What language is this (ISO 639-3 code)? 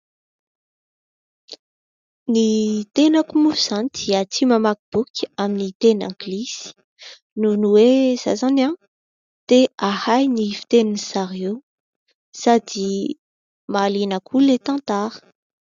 mlg